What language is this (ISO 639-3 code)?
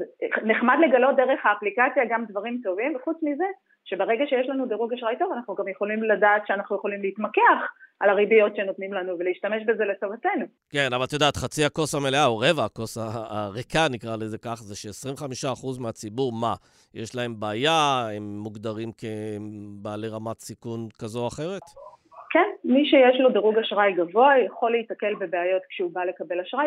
heb